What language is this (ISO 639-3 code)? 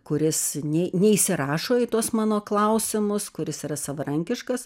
lit